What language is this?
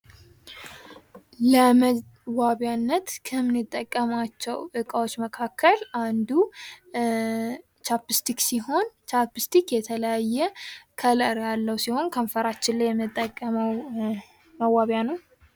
Amharic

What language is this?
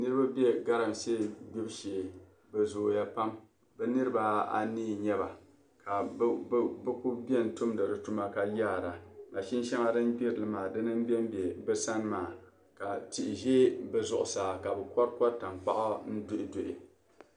Dagbani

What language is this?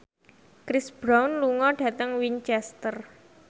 Javanese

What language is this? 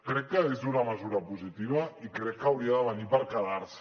Catalan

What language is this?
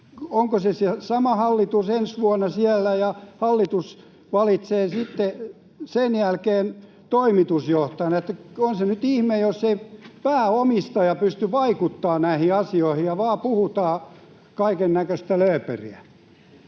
Finnish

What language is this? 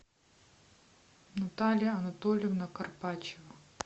Russian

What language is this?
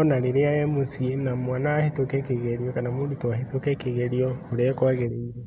Kikuyu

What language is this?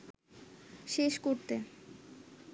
Bangla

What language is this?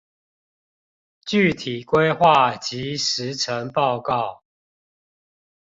Chinese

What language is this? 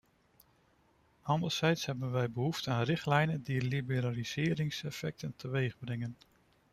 Dutch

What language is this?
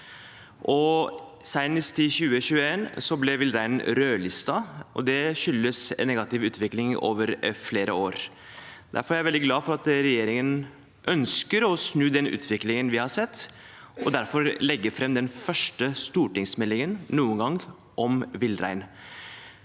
Norwegian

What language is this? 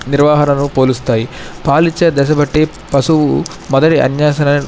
Telugu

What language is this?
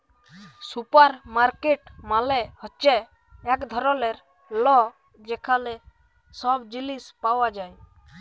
Bangla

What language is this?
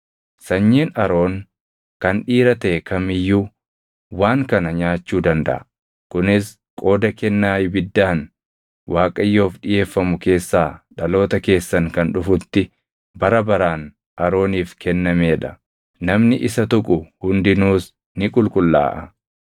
Oromo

